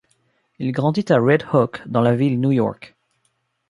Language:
French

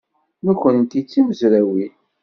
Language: Kabyle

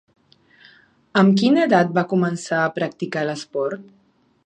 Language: Catalan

